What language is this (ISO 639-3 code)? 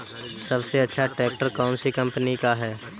hin